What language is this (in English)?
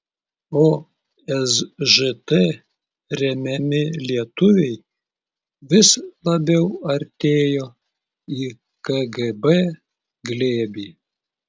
Lithuanian